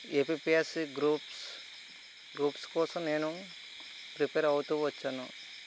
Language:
Telugu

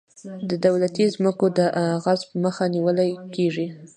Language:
Pashto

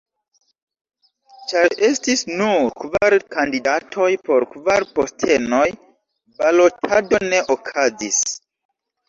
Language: Esperanto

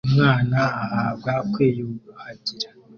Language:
Kinyarwanda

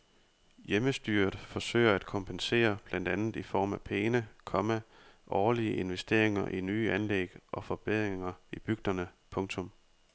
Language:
Danish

